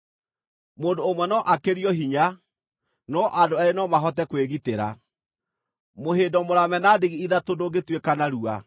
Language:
Kikuyu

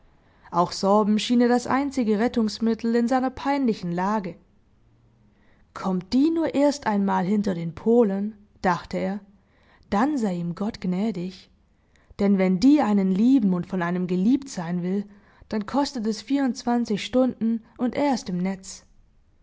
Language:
German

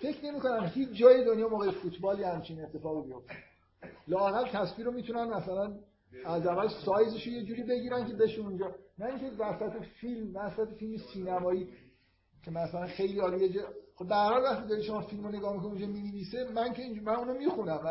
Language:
Persian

